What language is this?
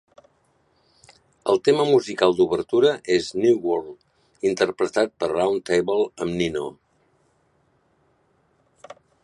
Catalan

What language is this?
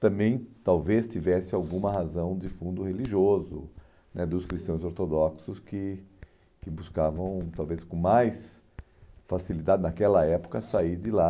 Portuguese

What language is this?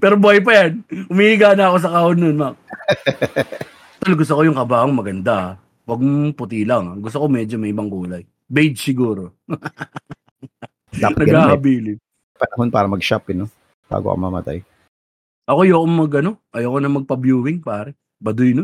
Filipino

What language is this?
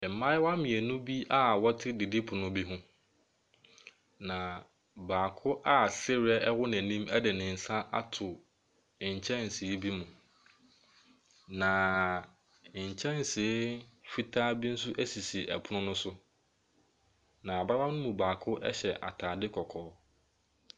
Akan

